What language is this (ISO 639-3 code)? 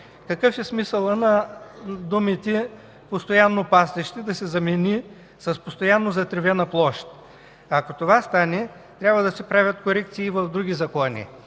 bul